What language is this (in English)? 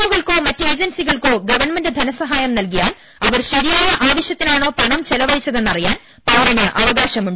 Malayalam